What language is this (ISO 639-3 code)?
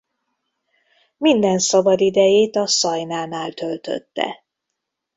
hun